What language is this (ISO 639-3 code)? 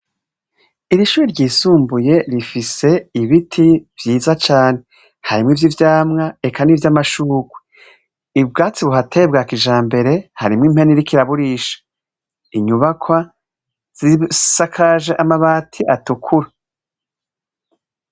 run